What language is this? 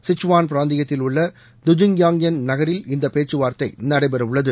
Tamil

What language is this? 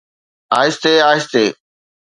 Sindhi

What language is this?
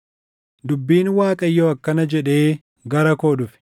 Oromo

